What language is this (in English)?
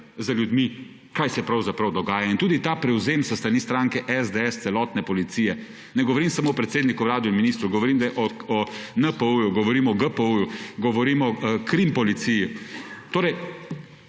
Slovenian